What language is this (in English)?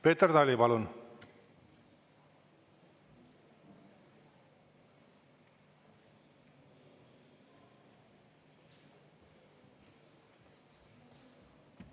Estonian